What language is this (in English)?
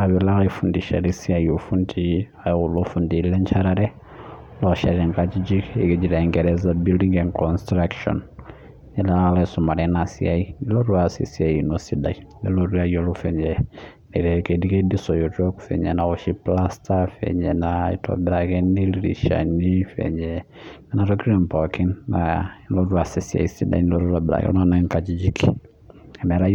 Masai